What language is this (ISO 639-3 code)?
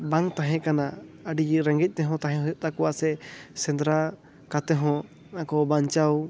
sat